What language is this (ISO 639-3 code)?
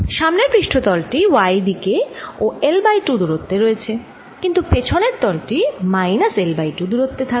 ben